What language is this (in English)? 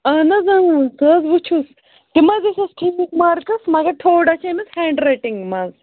Kashmiri